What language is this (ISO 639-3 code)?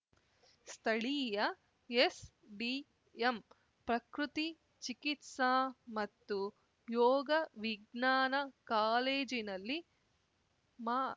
kan